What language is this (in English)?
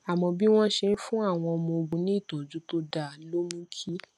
Yoruba